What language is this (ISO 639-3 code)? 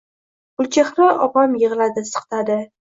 uzb